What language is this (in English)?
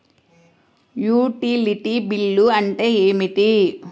Telugu